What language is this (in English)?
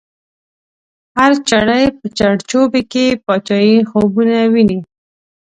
Pashto